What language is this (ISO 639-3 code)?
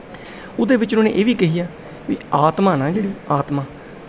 pan